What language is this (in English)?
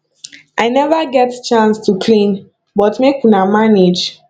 Nigerian Pidgin